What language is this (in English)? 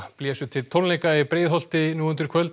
Icelandic